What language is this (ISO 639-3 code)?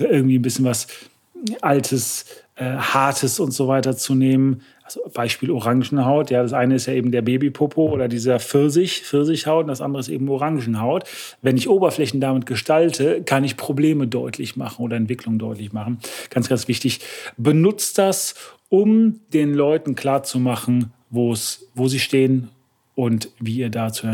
deu